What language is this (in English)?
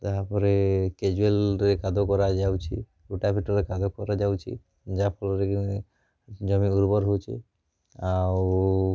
Odia